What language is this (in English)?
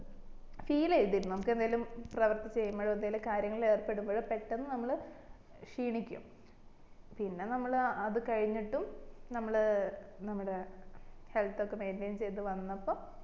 Malayalam